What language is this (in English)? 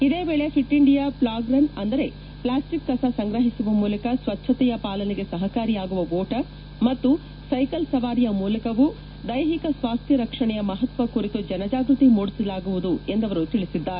Kannada